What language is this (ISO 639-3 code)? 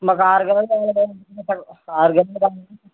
tel